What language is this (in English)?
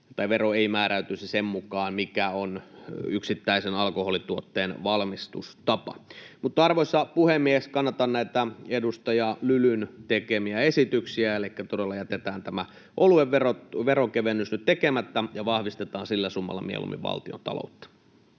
Finnish